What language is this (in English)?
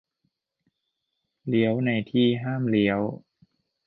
Thai